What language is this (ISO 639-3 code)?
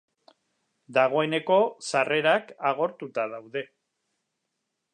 eus